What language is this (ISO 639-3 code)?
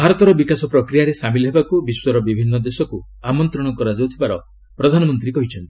ori